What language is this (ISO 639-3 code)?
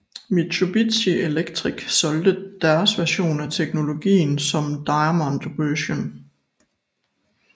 dan